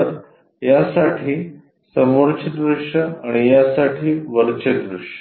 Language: Marathi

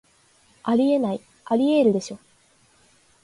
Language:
Japanese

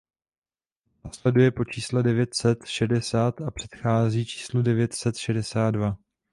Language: Czech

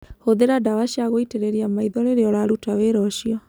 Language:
Kikuyu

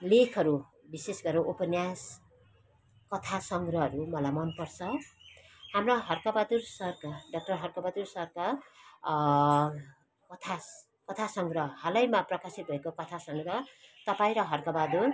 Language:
Nepali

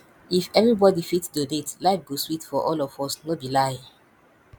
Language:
Nigerian Pidgin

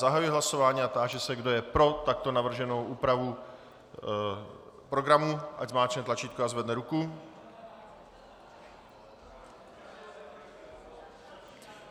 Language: Czech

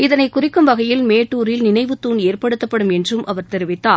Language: Tamil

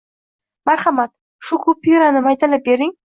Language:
Uzbek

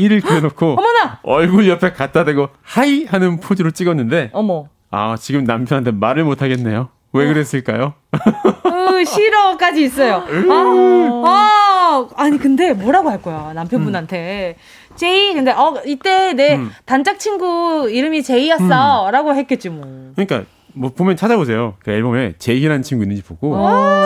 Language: Korean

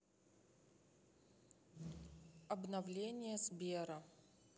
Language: Russian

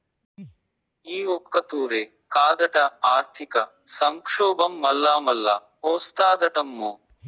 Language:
Telugu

